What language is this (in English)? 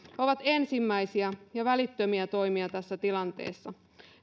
Finnish